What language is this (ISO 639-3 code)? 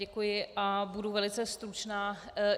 ces